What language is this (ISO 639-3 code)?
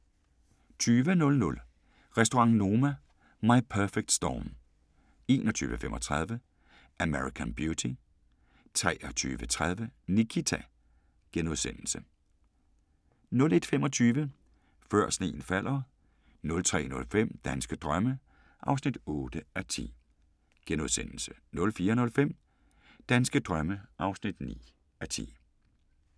dan